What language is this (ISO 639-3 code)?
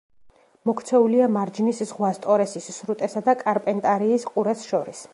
kat